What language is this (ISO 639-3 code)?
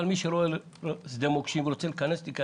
heb